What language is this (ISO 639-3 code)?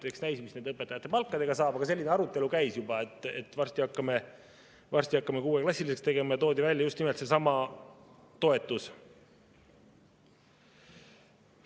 est